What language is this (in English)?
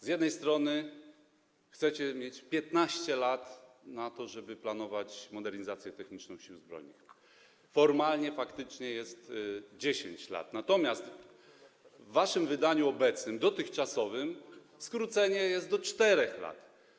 Polish